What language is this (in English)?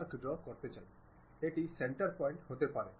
Bangla